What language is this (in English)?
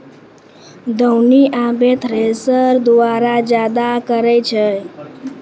Maithili